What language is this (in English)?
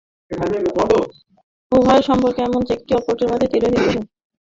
Bangla